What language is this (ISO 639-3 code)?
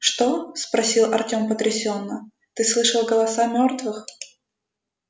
rus